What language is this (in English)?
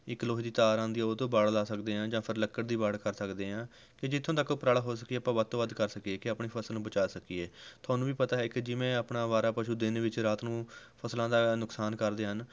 Punjabi